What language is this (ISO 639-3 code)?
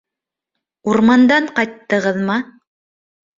bak